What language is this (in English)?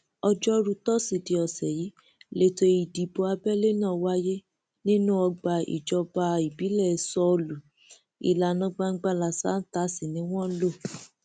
Yoruba